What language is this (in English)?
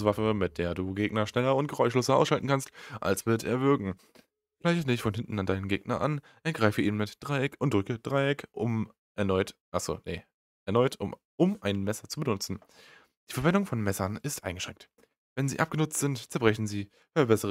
German